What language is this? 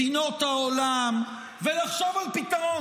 Hebrew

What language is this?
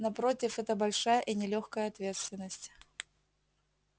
Russian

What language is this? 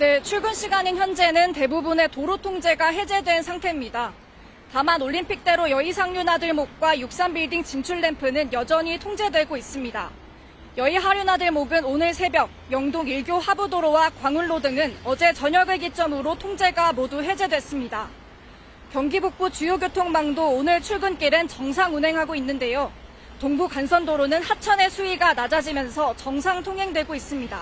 Korean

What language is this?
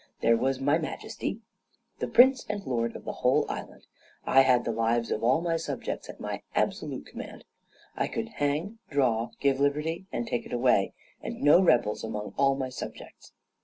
English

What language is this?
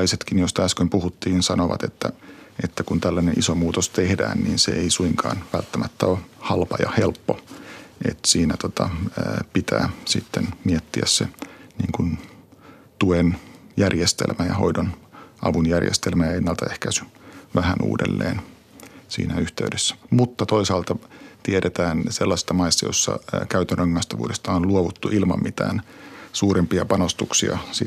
Finnish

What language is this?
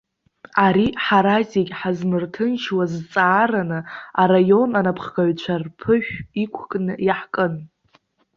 Abkhazian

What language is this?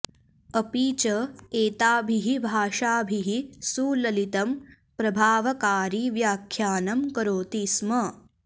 Sanskrit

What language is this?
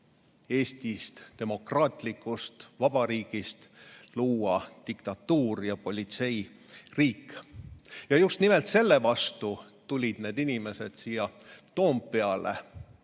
Estonian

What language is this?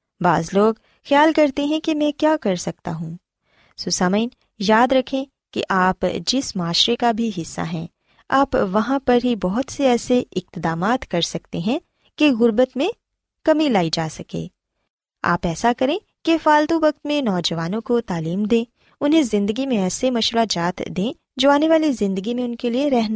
Urdu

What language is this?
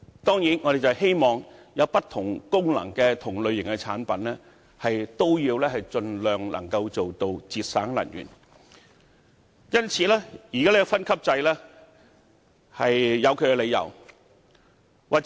Cantonese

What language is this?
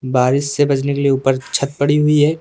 Hindi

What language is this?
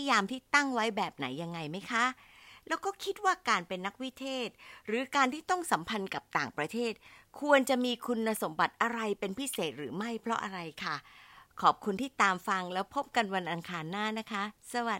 Thai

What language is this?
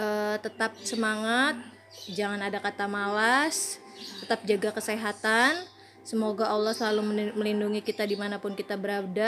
Indonesian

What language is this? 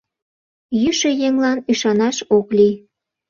Mari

